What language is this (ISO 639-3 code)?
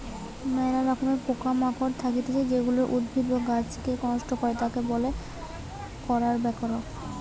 ben